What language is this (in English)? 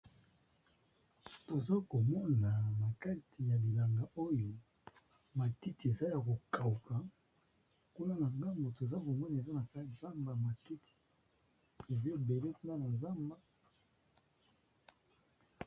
Lingala